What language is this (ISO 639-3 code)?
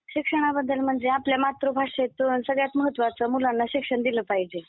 mar